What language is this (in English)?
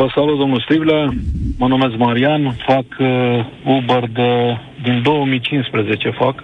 Romanian